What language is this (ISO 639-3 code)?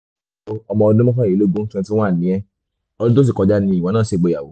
yor